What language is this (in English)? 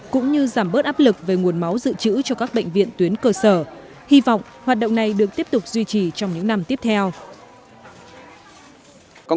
Vietnamese